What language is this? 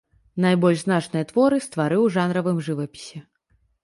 Belarusian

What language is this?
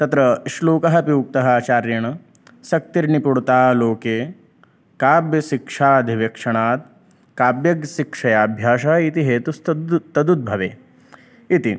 Sanskrit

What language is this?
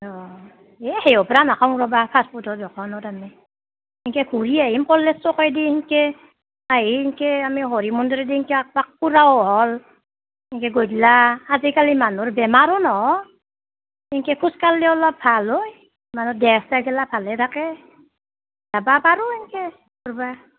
Assamese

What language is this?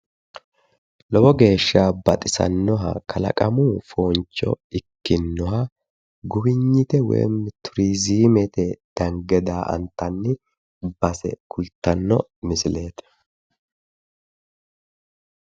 Sidamo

